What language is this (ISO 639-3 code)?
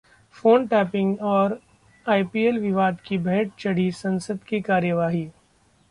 hin